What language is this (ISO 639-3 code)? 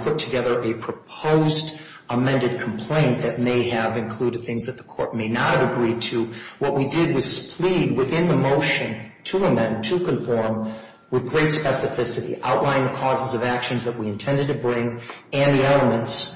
eng